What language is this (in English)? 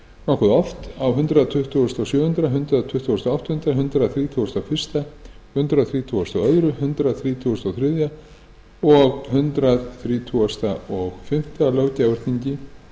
Icelandic